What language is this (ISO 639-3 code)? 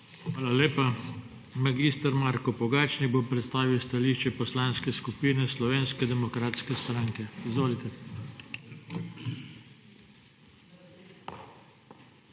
slv